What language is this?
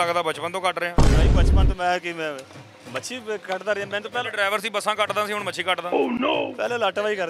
Hindi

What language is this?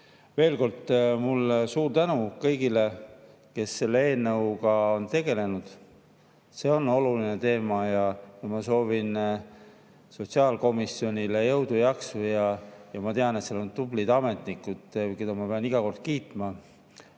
Estonian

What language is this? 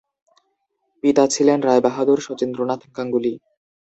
Bangla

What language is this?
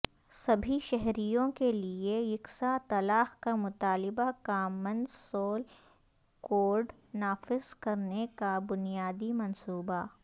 Urdu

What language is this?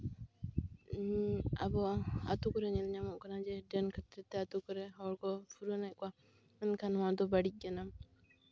Santali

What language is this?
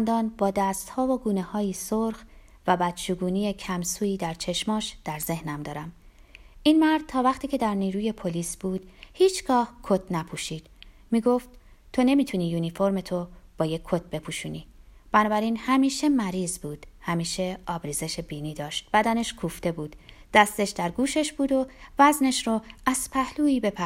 Persian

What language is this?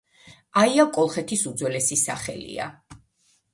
Georgian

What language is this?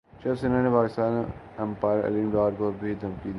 Urdu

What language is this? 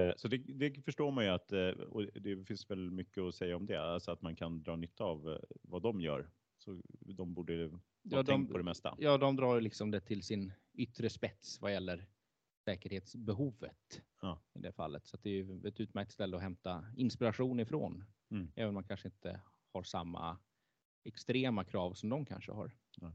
Swedish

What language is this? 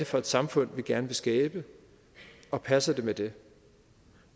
Danish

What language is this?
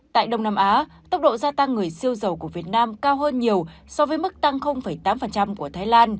Vietnamese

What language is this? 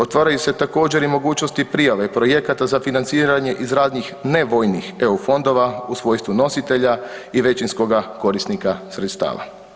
Croatian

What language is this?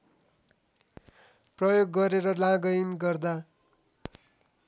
Nepali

